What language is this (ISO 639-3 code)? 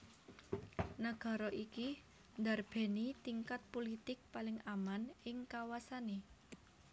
jav